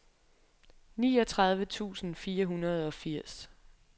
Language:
Danish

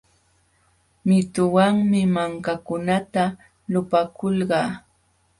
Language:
Jauja Wanca Quechua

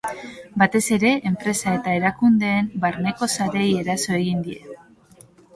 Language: Basque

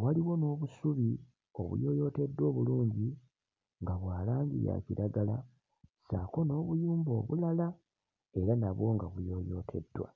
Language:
Ganda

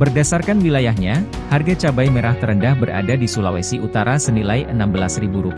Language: Indonesian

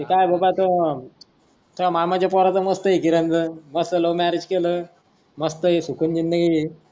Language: Marathi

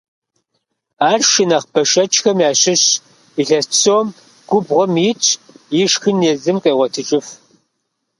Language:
Kabardian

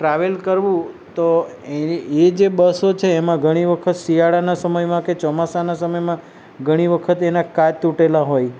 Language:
Gujarati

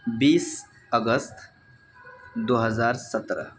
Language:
Urdu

